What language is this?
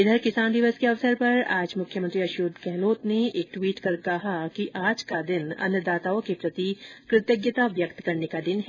Hindi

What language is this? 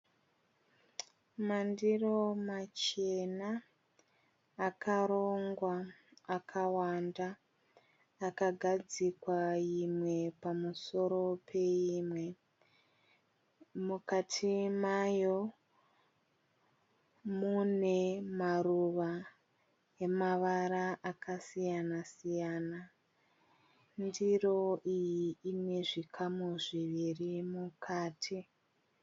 Shona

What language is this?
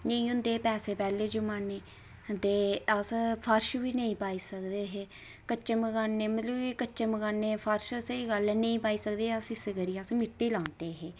Dogri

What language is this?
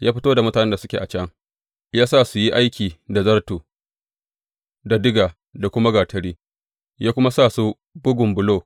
Hausa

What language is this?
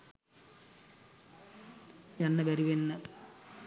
Sinhala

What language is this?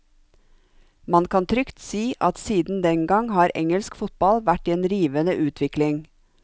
Norwegian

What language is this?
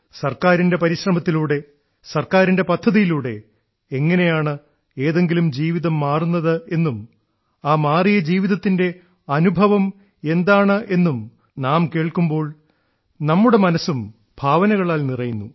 Malayalam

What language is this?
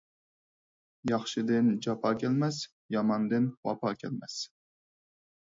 Uyghur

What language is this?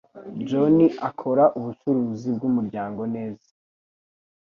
Kinyarwanda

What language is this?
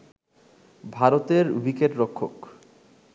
Bangla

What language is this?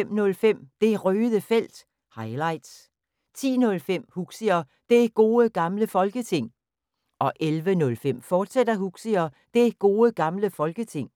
Danish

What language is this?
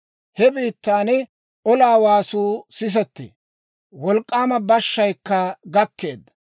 Dawro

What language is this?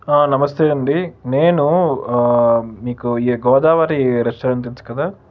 Telugu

